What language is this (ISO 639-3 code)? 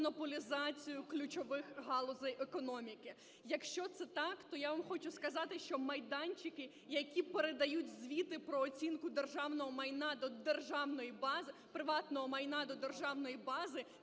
ukr